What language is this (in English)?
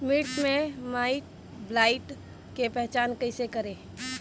Bhojpuri